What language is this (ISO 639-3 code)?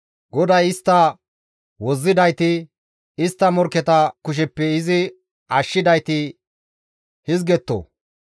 gmv